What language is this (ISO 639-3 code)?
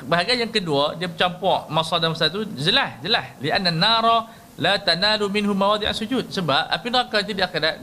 msa